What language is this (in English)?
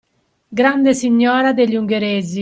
Italian